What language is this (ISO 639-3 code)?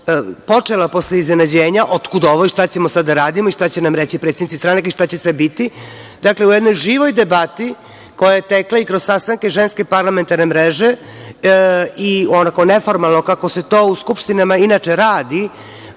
srp